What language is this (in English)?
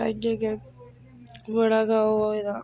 Dogri